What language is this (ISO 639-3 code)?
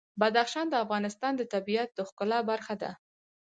pus